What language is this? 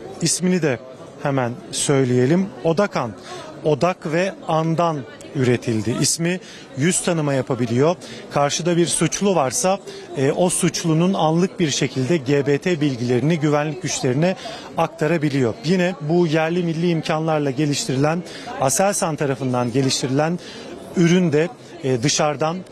Turkish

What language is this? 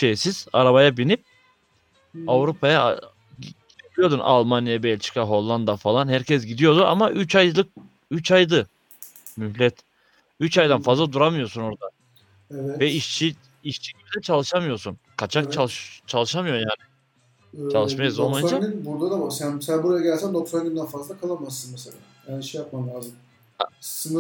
Turkish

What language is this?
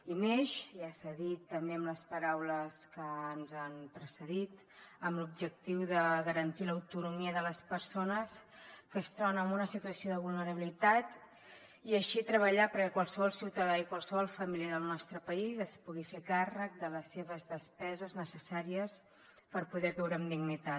Catalan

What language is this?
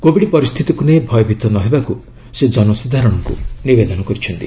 Odia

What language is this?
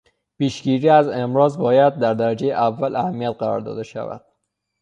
Persian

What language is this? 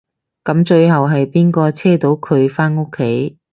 Cantonese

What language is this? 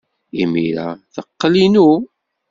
Kabyle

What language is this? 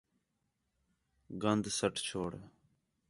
Khetrani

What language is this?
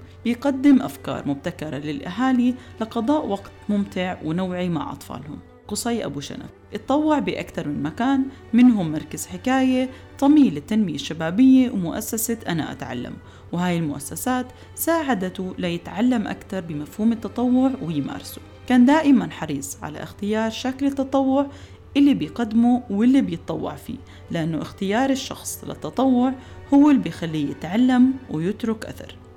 Arabic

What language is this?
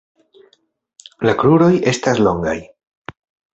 Esperanto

